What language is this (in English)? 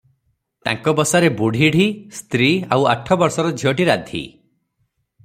Odia